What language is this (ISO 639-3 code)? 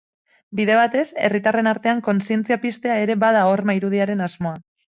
eus